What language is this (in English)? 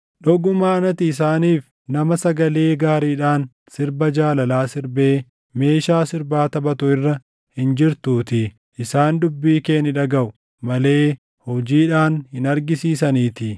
Oromo